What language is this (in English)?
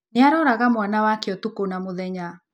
Kikuyu